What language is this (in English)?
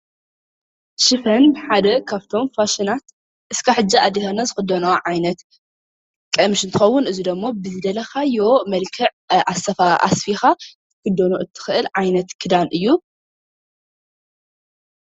Tigrinya